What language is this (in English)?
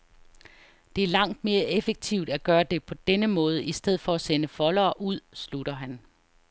Danish